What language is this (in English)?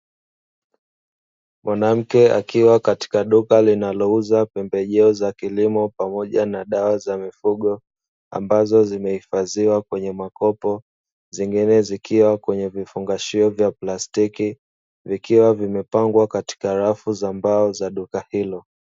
Swahili